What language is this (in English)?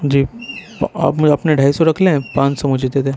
Urdu